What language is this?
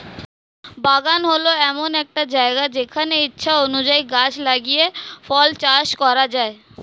Bangla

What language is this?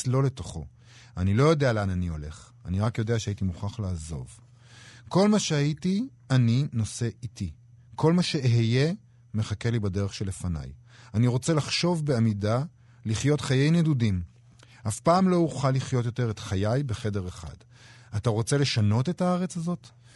Hebrew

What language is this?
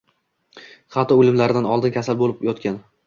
Uzbek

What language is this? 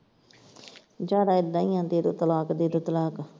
Punjabi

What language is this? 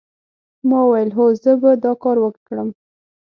Pashto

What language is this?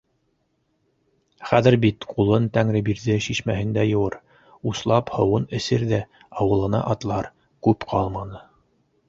Bashkir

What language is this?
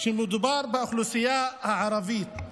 Hebrew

